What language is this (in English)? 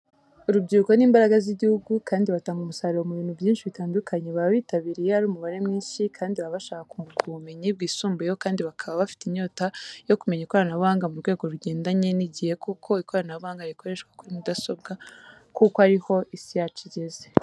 Kinyarwanda